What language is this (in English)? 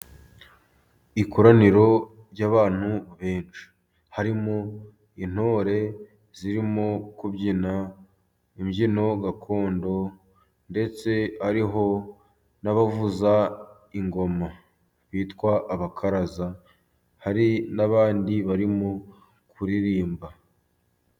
Kinyarwanda